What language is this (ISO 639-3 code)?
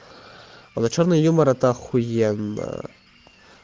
rus